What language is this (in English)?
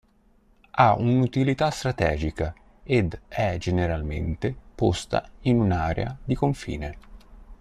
Italian